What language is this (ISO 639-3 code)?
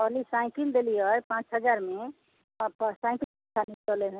mai